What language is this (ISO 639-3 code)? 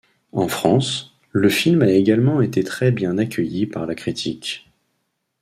fra